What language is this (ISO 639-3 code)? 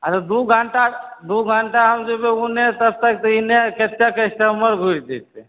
mai